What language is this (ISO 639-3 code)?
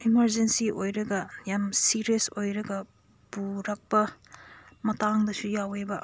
mni